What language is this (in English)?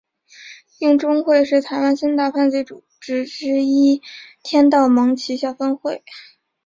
Chinese